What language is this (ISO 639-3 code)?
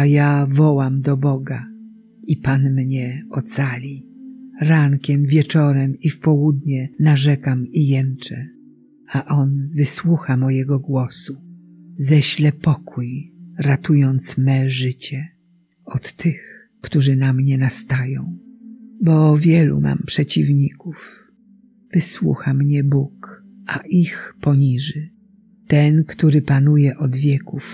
pol